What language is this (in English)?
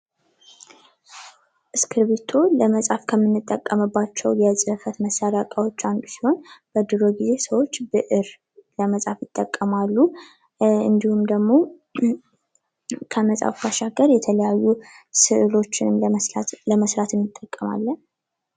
Amharic